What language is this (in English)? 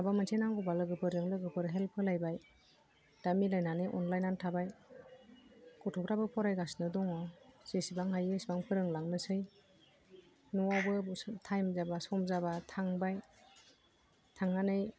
Bodo